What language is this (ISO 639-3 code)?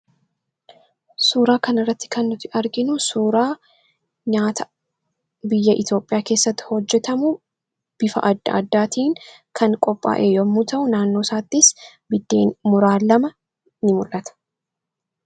orm